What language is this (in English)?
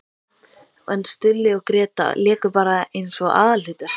Icelandic